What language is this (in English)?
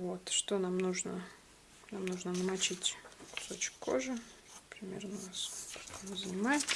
Russian